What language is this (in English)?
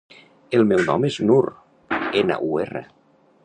Catalan